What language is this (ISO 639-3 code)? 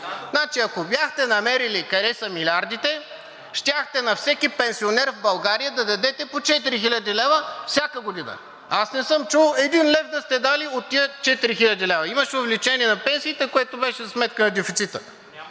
bul